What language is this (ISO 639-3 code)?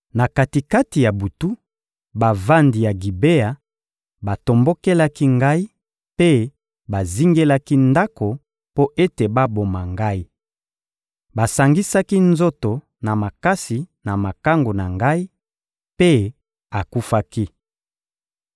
lin